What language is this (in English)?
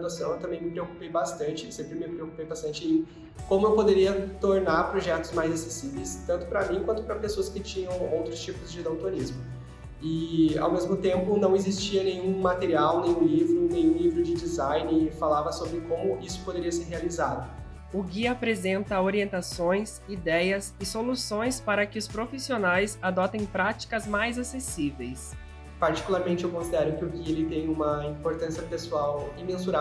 Portuguese